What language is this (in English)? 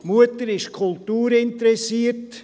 Swiss German